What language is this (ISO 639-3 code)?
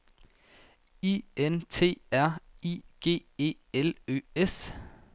dan